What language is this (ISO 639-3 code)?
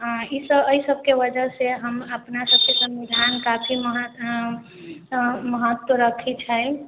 mai